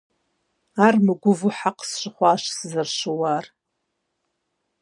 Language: Kabardian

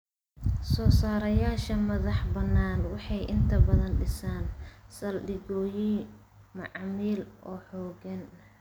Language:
Somali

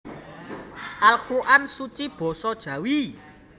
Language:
Javanese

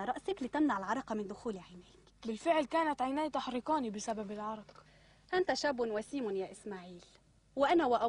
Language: Arabic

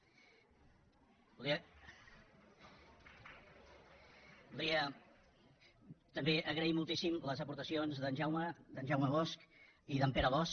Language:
Catalan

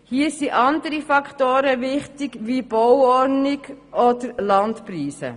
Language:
Swiss German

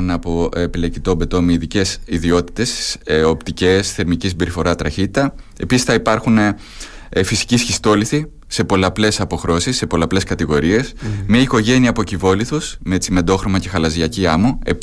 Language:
Greek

